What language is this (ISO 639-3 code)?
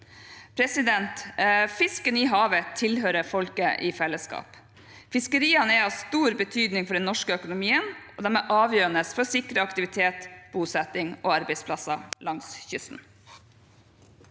nor